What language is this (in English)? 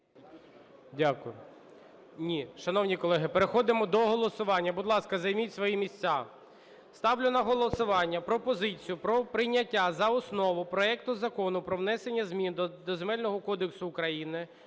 Ukrainian